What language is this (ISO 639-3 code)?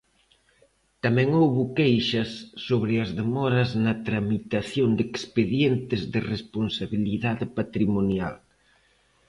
glg